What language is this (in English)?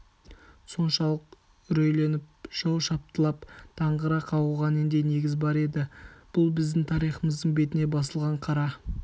Kazakh